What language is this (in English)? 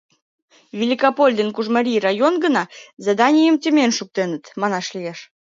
Mari